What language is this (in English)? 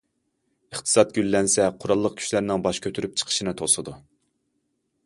Uyghur